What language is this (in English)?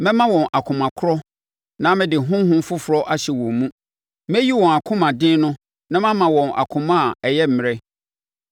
Akan